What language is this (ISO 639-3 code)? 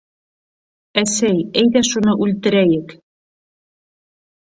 bak